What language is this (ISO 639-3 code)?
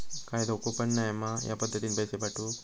mar